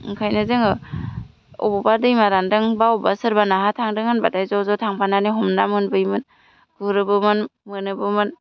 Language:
Bodo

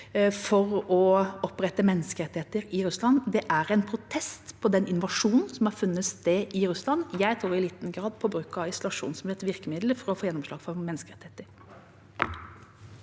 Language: Norwegian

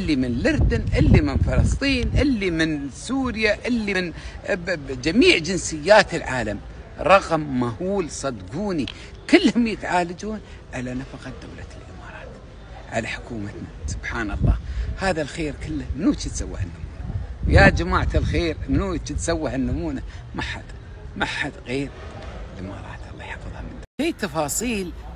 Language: Arabic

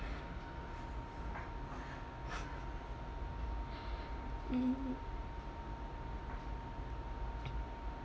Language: English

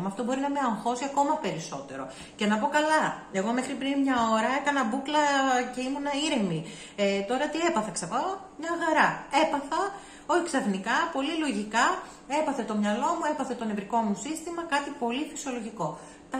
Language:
Greek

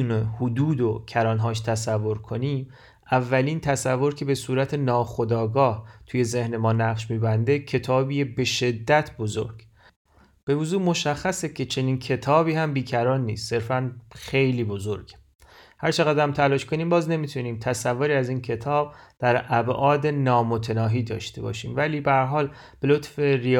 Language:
Persian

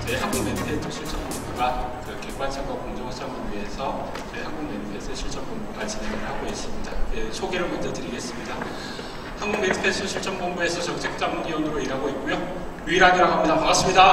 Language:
Korean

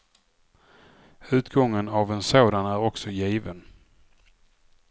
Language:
Swedish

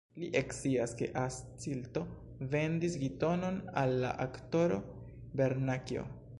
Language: Esperanto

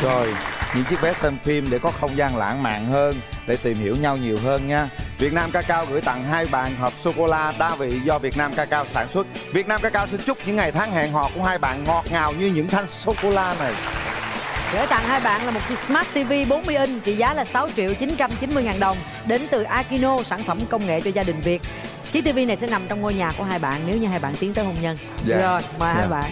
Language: Vietnamese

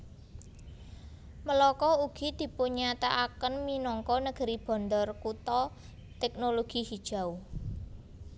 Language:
Javanese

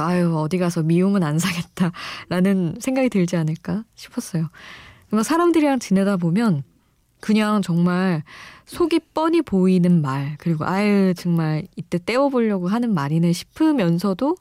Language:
Korean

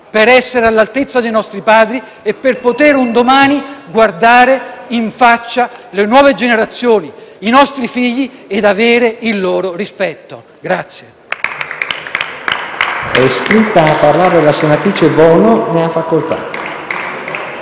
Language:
Italian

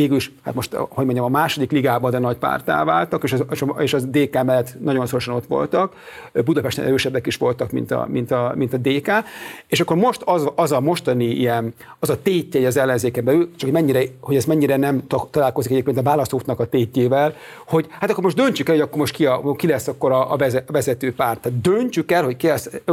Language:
Hungarian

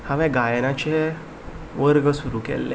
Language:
Konkani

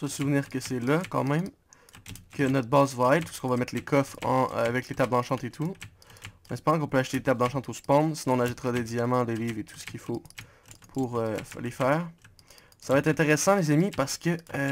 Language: French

